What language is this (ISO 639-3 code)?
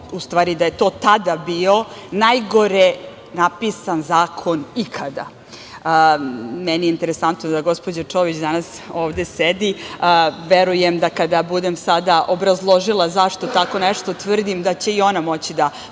srp